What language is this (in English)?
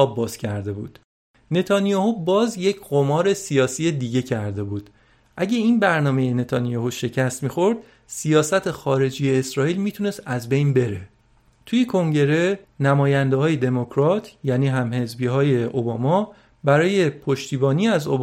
Persian